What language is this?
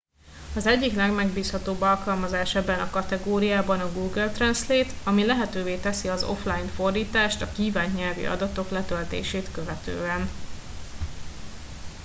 Hungarian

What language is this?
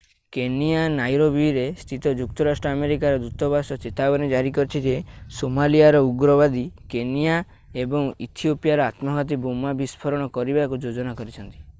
Odia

